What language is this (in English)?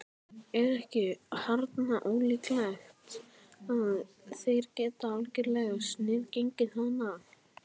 Icelandic